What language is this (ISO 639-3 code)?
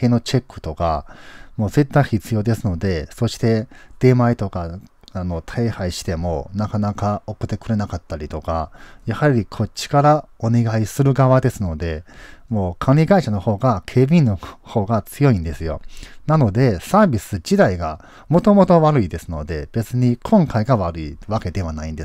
jpn